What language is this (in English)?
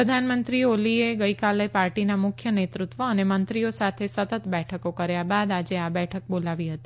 Gujarati